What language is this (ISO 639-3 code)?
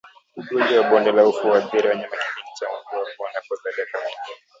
swa